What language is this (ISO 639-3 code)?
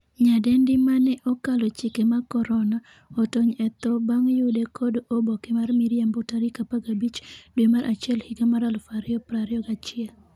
luo